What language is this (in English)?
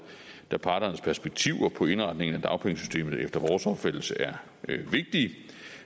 Danish